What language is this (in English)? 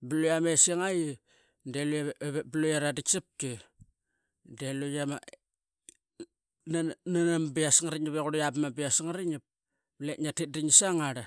Qaqet